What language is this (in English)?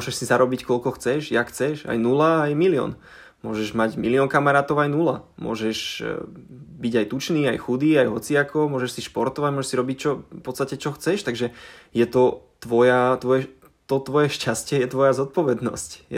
Slovak